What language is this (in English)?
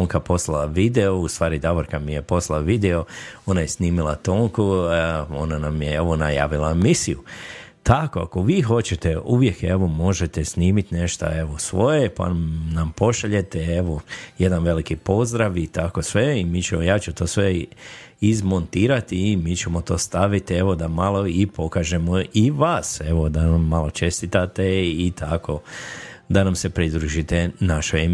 Croatian